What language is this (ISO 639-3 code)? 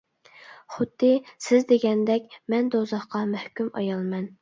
uig